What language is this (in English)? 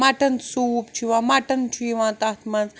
Kashmiri